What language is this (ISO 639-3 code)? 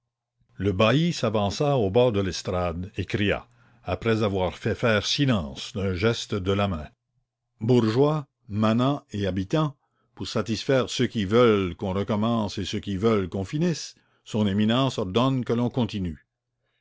fra